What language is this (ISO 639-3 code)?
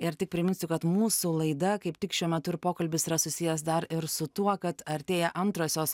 lit